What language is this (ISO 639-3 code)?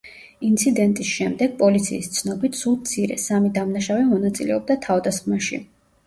kat